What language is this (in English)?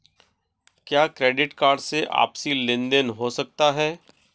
Hindi